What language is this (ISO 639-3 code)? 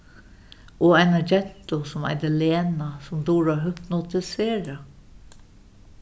fao